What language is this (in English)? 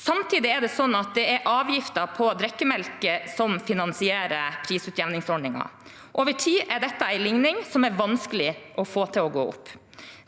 Norwegian